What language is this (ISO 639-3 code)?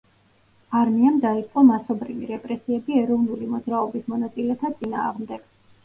kat